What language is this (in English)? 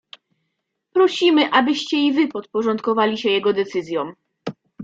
Polish